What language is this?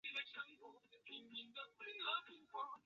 Chinese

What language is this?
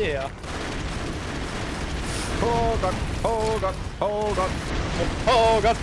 German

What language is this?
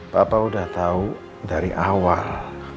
Indonesian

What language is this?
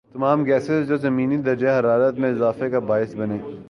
Urdu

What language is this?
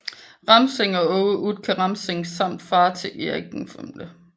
Danish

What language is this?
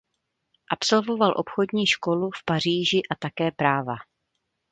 Czech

